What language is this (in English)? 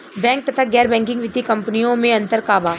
Bhojpuri